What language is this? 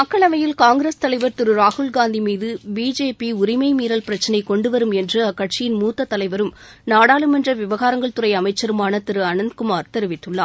Tamil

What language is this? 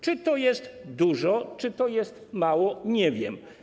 Polish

